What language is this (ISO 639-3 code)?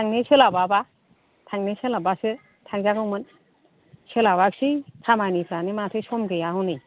brx